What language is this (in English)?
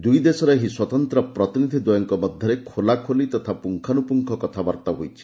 Odia